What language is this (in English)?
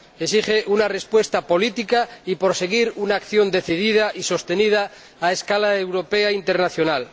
Spanish